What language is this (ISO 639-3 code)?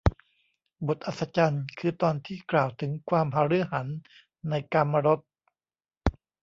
tha